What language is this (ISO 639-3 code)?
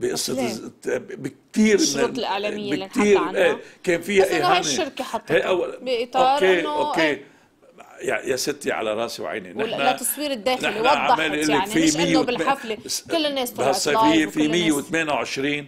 ara